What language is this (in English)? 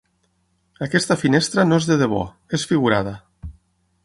Catalan